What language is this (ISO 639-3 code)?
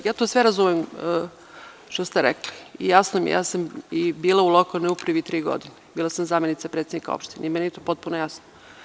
srp